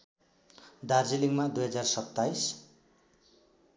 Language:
Nepali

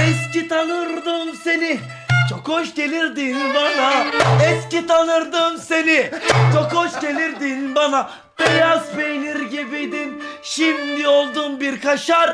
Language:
Turkish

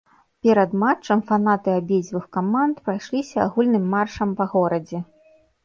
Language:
Belarusian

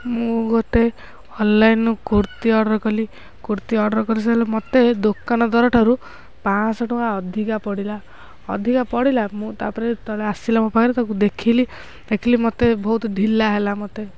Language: Odia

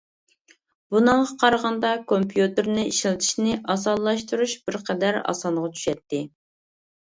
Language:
Uyghur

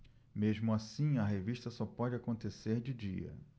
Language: Portuguese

